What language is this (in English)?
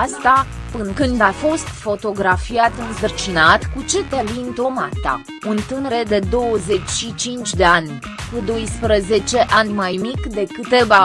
Romanian